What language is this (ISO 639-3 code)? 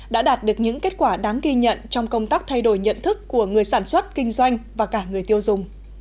vie